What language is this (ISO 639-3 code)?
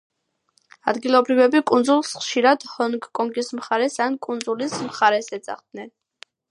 kat